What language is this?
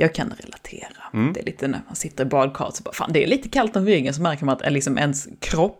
Swedish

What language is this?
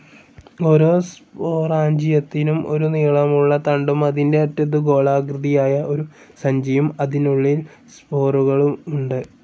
Malayalam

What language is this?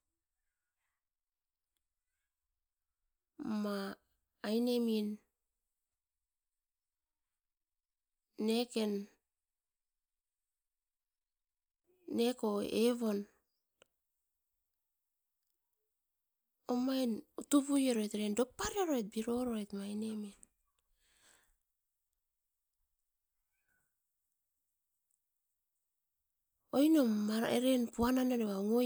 Askopan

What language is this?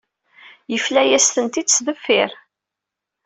Kabyle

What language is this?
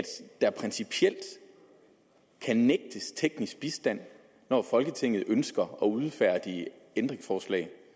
Danish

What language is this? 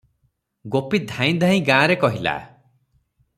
Odia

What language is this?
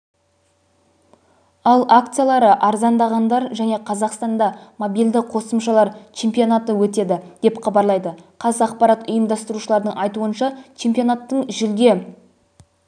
Kazakh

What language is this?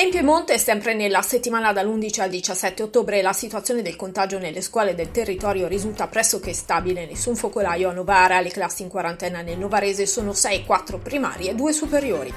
Italian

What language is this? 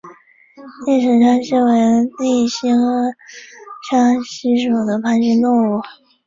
Chinese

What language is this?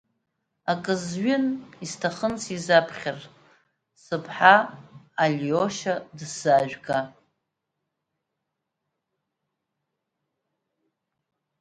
Abkhazian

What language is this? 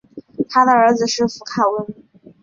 Chinese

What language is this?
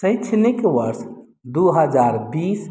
Maithili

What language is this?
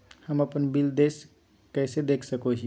Magahi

